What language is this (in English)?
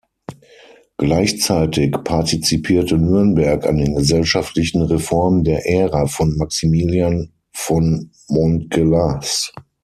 German